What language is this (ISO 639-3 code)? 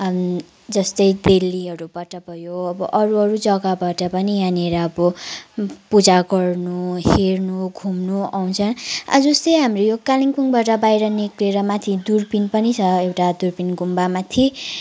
nep